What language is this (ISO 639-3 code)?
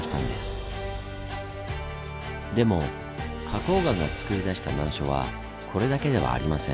jpn